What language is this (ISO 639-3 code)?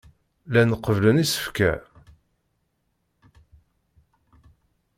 kab